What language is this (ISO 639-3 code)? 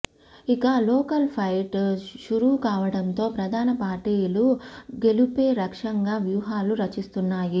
tel